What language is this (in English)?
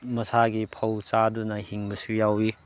Manipuri